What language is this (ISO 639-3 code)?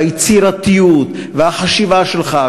heb